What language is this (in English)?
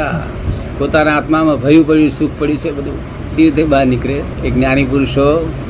Gujarati